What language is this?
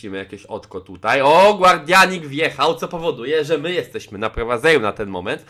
Polish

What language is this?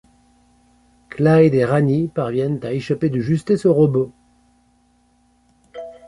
French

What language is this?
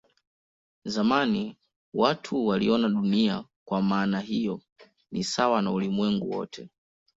Swahili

